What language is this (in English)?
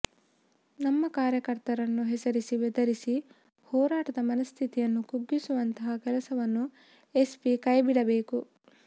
Kannada